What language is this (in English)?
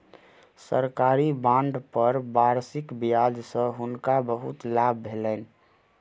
Maithili